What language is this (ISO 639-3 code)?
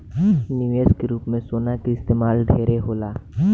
bho